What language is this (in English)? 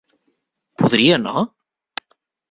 Catalan